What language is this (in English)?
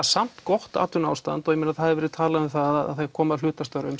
Icelandic